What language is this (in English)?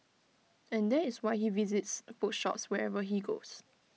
English